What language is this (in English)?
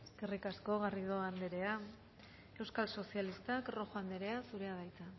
Basque